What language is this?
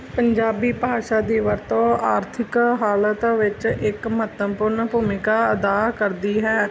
Punjabi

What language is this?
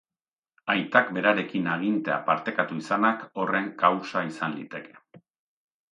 Basque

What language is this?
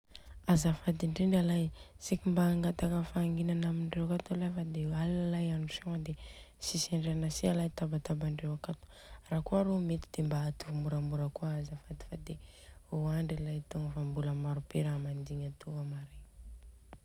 Southern Betsimisaraka Malagasy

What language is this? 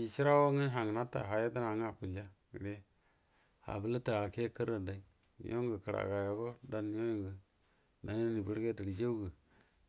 Buduma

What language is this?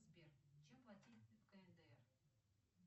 Russian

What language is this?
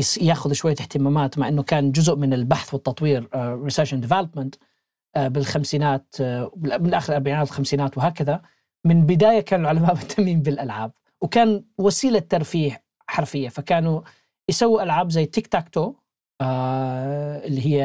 Arabic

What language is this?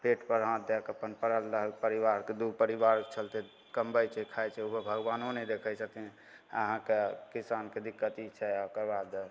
Maithili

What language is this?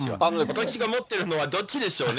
Japanese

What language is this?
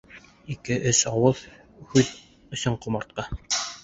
Bashkir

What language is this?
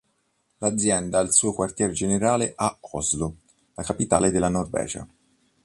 Italian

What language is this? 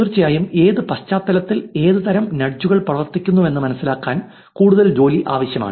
Malayalam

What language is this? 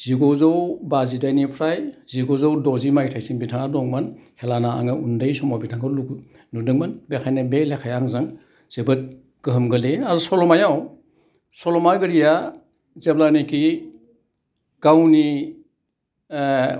Bodo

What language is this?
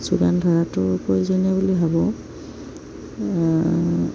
Assamese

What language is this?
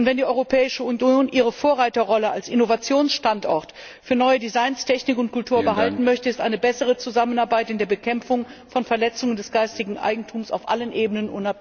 German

